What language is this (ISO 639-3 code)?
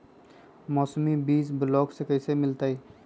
mag